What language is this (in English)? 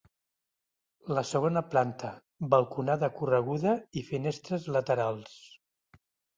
Catalan